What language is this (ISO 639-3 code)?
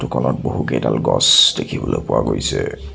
asm